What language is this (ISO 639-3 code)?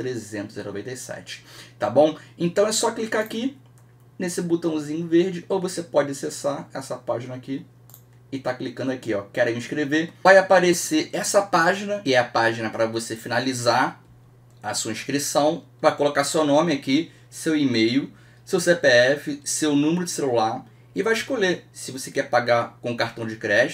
por